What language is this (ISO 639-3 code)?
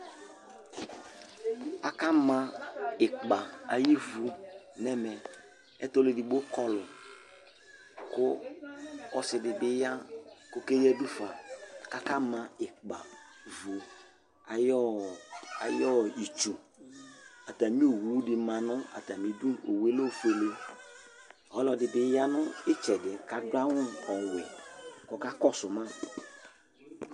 kpo